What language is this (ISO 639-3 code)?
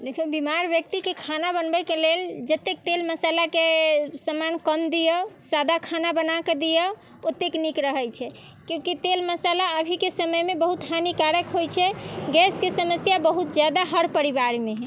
mai